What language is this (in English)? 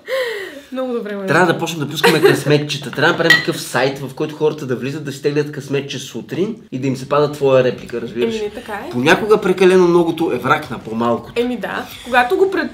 Bulgarian